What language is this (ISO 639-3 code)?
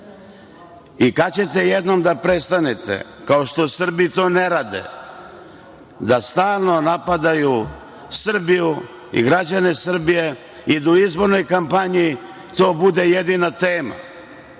srp